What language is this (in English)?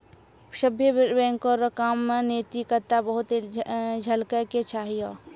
Maithili